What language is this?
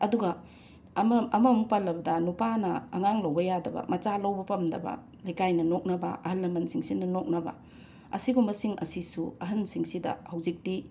Manipuri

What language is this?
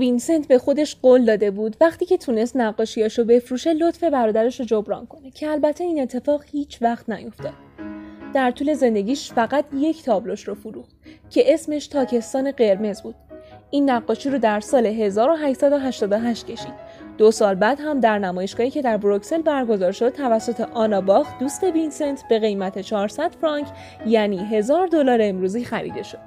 Persian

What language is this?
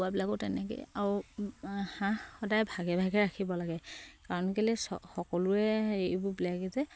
Assamese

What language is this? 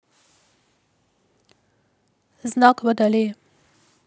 Russian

